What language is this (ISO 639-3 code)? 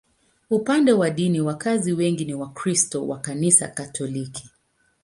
swa